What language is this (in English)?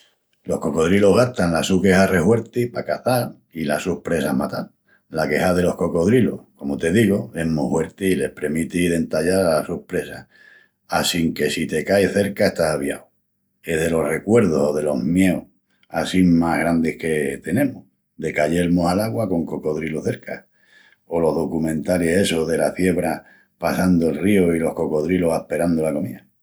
Extremaduran